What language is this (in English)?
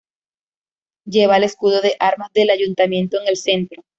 Spanish